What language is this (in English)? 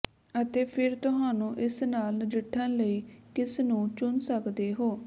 Punjabi